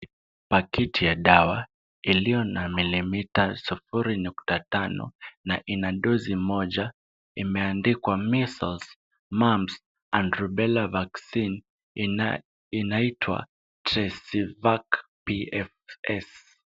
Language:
Swahili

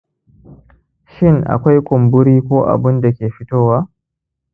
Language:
Hausa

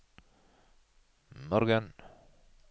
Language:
Norwegian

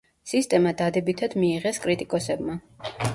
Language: Georgian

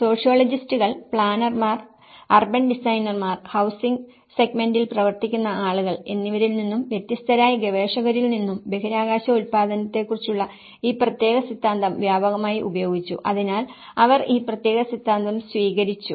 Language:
Malayalam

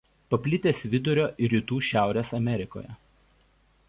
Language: Lithuanian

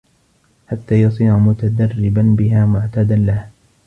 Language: Arabic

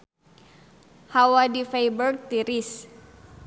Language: Sundanese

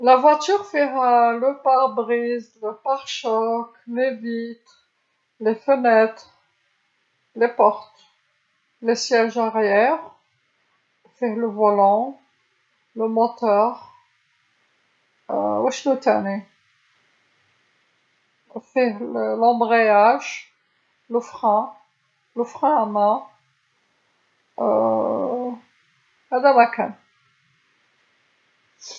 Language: Algerian Arabic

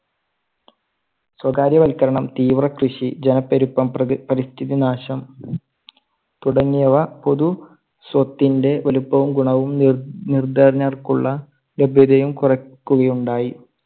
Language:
Malayalam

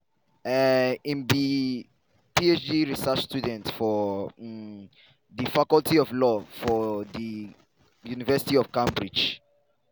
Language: Nigerian Pidgin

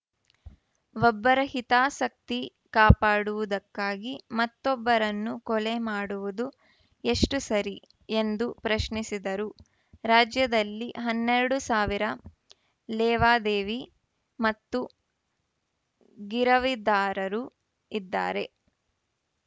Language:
Kannada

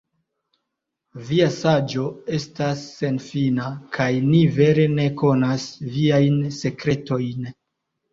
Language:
Esperanto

